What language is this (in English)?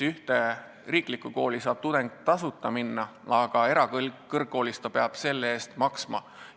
Estonian